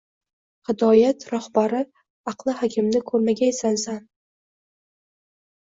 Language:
Uzbek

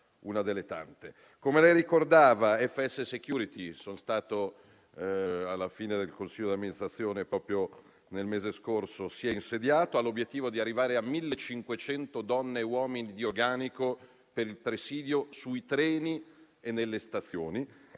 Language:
Italian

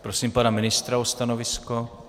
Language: Czech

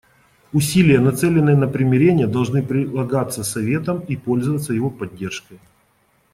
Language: Russian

